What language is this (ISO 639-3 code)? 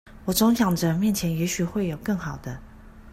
zho